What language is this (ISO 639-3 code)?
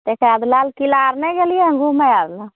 mai